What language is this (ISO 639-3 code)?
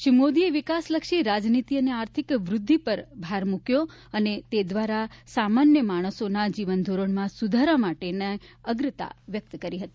guj